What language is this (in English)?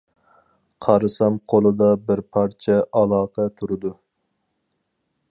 Uyghur